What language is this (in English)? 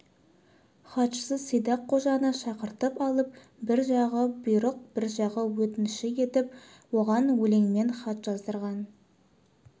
Kazakh